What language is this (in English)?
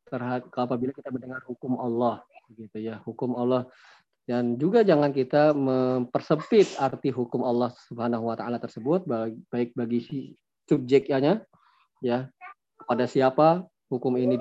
Indonesian